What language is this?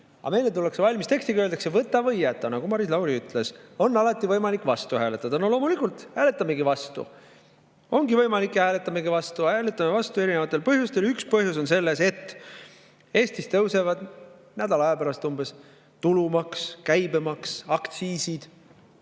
Estonian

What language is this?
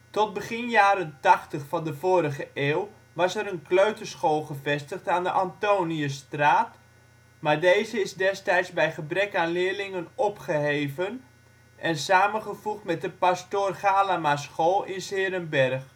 Dutch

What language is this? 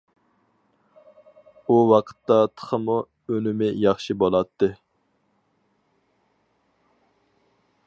Uyghur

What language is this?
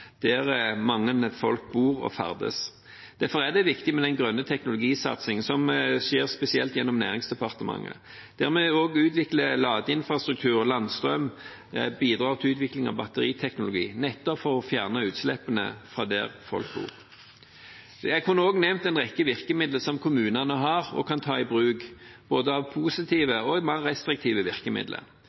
Norwegian Bokmål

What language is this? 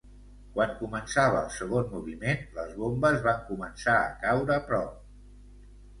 Catalan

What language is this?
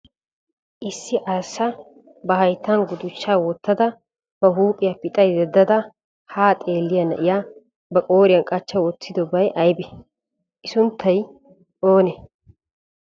Wolaytta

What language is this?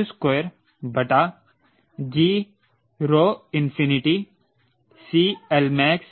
Hindi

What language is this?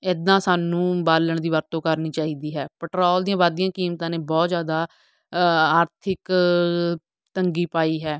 Punjabi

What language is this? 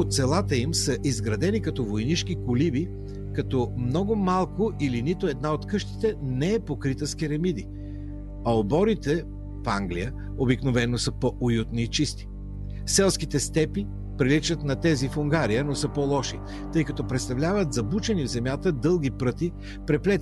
Bulgarian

